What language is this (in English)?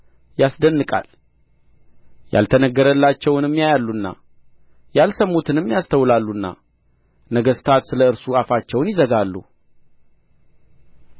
Amharic